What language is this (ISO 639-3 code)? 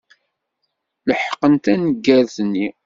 kab